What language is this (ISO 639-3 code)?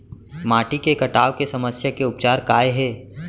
hne